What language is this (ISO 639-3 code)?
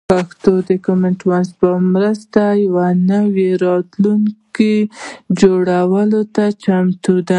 pus